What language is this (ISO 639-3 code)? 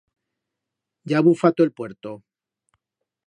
arg